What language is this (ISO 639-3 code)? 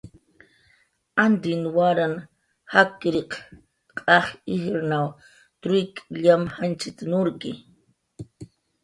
jqr